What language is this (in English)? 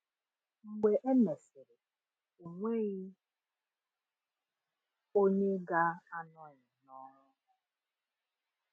Igbo